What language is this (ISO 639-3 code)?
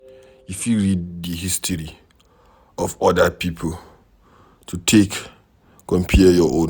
pcm